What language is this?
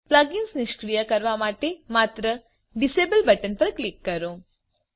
Gujarati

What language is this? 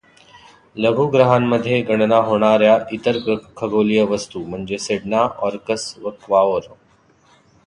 Marathi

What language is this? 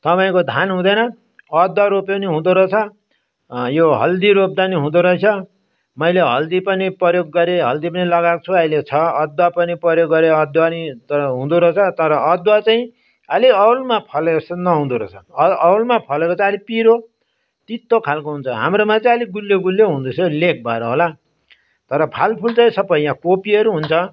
Nepali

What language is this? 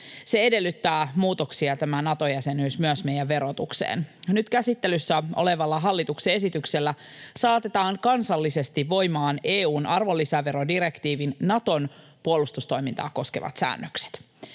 Finnish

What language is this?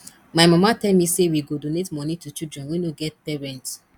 Nigerian Pidgin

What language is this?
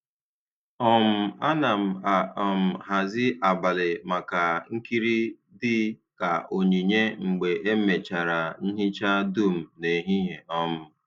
Igbo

